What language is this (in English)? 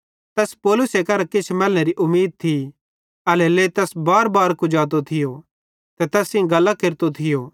Bhadrawahi